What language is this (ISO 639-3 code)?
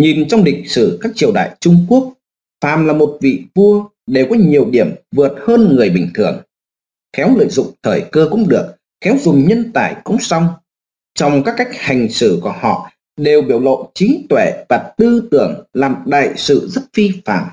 vie